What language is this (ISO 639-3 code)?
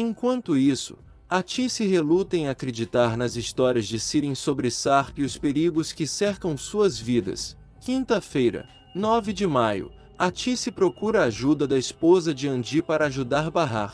por